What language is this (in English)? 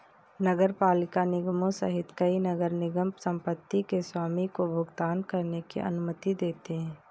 Hindi